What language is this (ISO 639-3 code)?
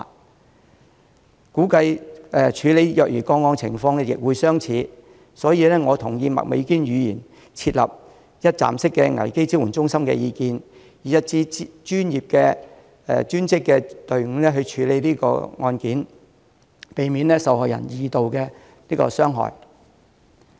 yue